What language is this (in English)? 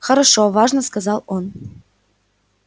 Russian